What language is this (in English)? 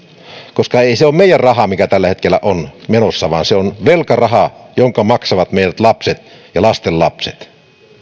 Finnish